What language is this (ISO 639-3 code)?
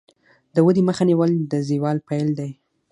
pus